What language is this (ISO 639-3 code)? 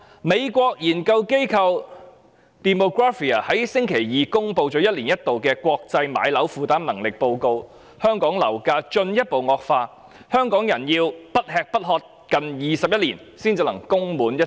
yue